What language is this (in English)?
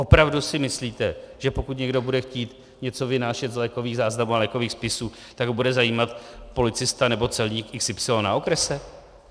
Czech